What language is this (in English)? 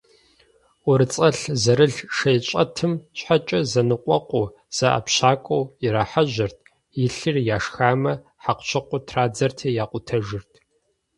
Kabardian